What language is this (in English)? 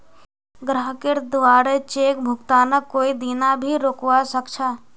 Magahi